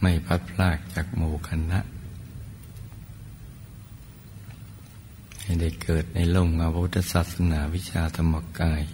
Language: Thai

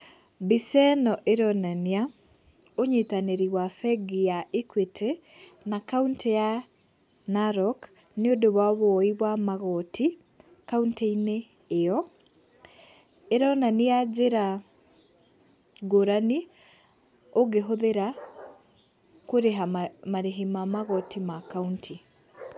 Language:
Kikuyu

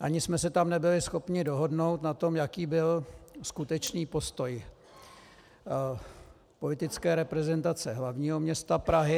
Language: Czech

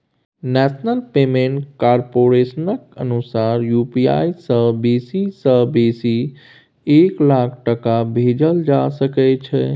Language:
Maithili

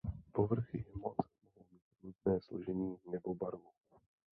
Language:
Czech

